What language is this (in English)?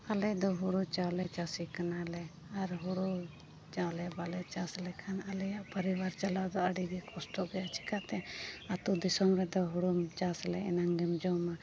Santali